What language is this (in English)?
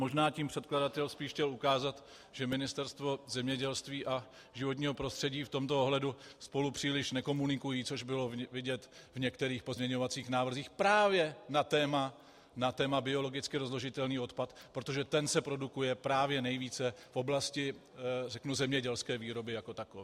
Czech